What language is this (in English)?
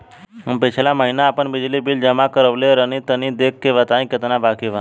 Bhojpuri